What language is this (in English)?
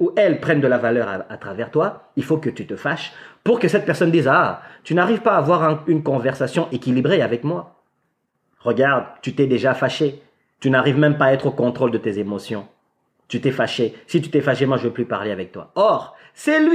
French